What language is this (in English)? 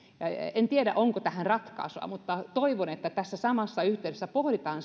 Finnish